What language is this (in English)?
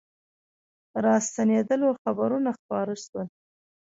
Pashto